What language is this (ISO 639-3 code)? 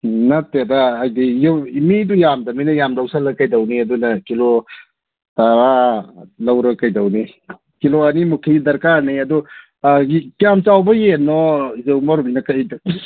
mni